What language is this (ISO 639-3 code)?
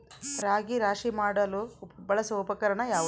kan